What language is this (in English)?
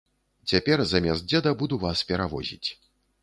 Belarusian